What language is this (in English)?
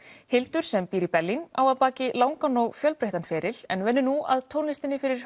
Icelandic